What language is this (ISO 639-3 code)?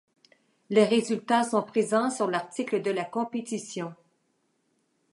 fra